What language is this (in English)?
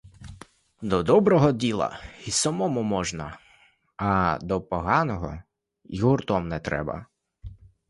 Ukrainian